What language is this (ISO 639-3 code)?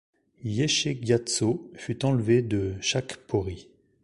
fra